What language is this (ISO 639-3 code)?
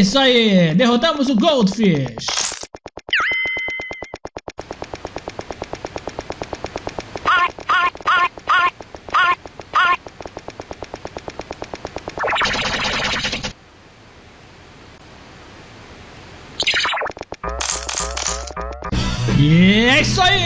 por